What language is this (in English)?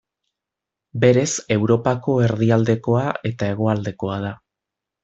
Basque